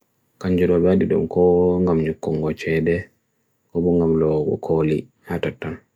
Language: Bagirmi Fulfulde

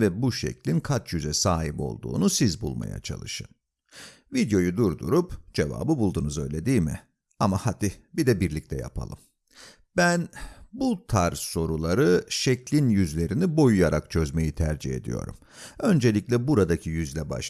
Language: Turkish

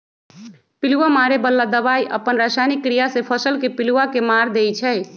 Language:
Magahi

